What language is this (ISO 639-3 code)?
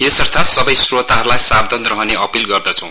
nep